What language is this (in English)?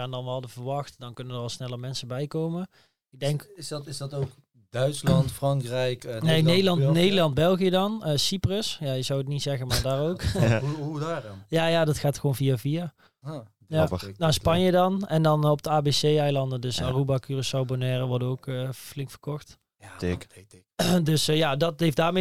Dutch